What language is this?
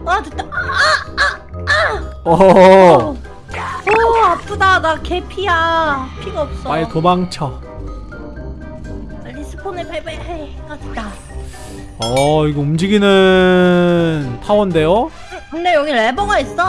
Korean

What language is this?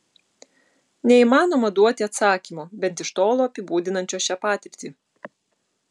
Lithuanian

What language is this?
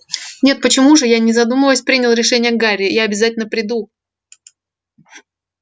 Russian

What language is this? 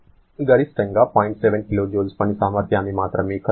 Telugu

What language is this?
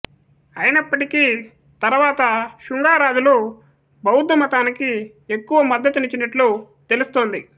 Telugu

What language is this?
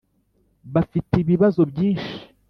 Kinyarwanda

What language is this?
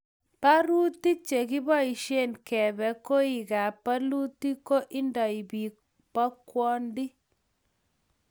Kalenjin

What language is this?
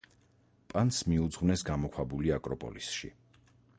Georgian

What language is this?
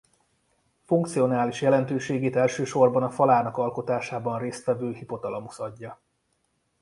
Hungarian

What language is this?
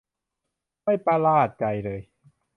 Thai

